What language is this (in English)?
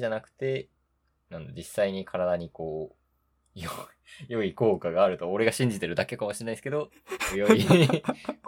Japanese